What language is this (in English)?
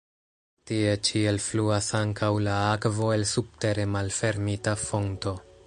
Esperanto